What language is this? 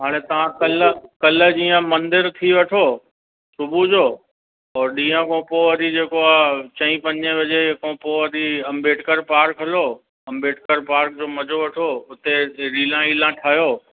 Sindhi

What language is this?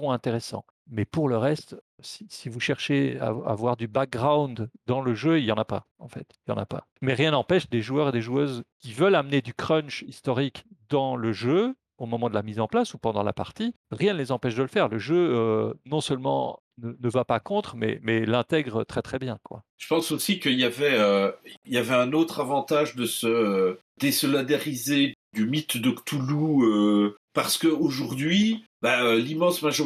French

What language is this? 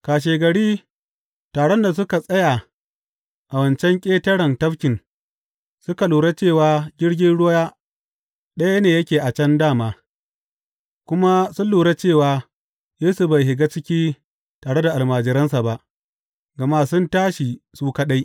Hausa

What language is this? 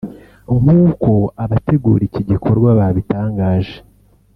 Kinyarwanda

